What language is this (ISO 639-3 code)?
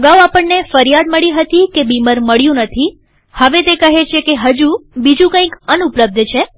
guj